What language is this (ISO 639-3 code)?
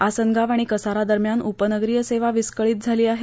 mar